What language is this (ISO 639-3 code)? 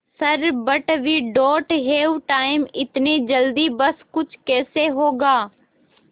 hin